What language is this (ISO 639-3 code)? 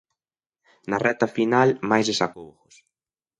glg